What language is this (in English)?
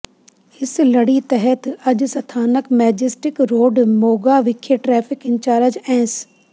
Punjabi